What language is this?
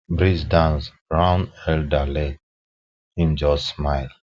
Nigerian Pidgin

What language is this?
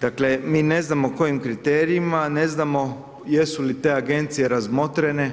Croatian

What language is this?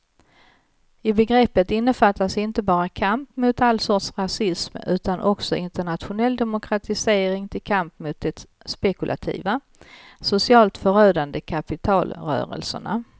Swedish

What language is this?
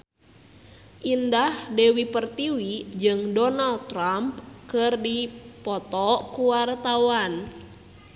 Sundanese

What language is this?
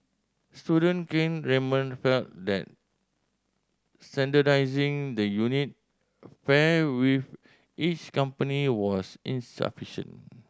English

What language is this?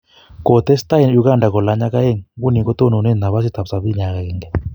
Kalenjin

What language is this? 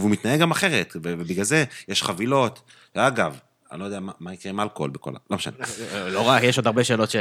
Hebrew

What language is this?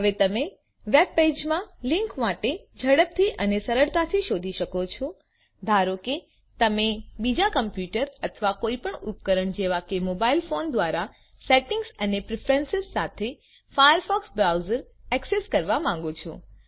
Gujarati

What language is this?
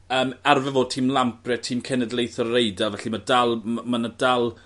Welsh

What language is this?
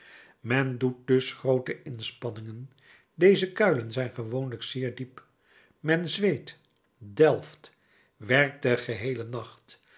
Dutch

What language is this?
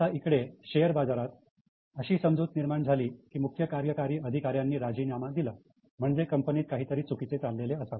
Marathi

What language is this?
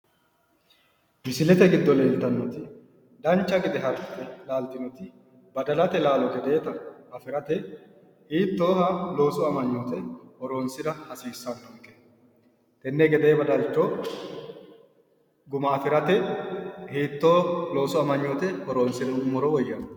Sidamo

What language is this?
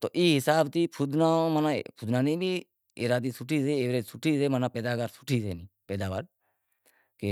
Wadiyara Koli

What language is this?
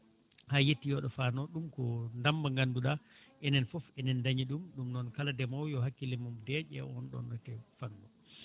Fula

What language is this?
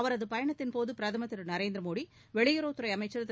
Tamil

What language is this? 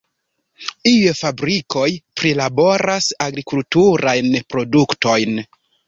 Esperanto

